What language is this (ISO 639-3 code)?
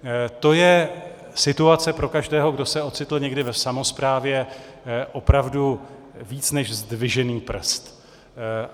ces